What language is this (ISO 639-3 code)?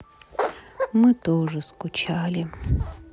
rus